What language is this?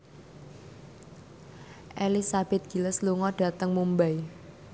Javanese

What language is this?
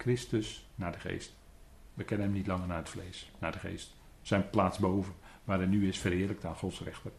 Dutch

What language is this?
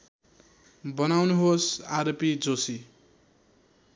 Nepali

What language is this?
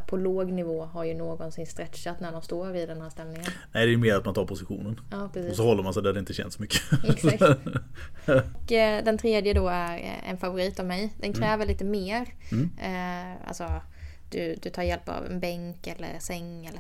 Swedish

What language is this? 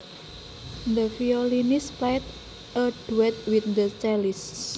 Javanese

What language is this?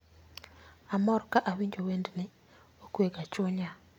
Luo (Kenya and Tanzania)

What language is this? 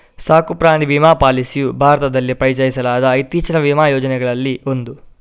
Kannada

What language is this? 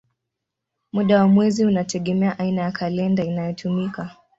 Swahili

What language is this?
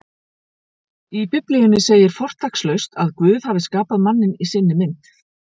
Icelandic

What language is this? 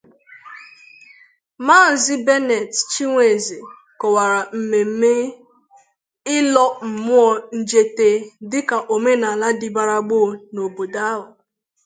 Igbo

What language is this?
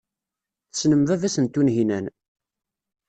Kabyle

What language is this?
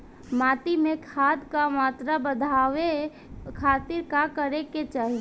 Bhojpuri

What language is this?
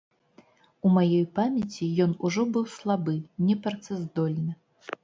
Belarusian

